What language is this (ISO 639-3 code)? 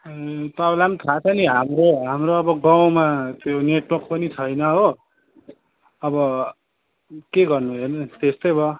nep